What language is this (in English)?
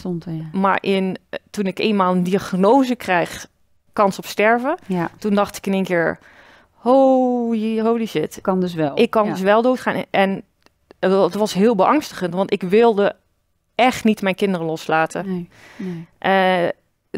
Dutch